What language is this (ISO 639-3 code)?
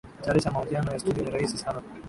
swa